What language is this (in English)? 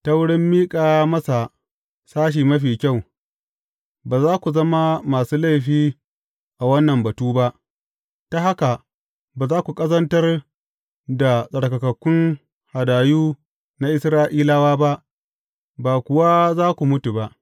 Hausa